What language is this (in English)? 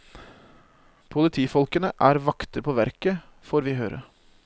Norwegian